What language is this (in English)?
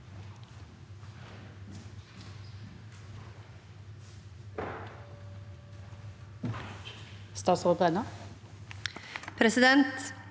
Norwegian